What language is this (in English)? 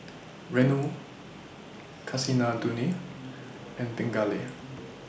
English